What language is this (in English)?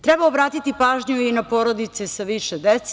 Serbian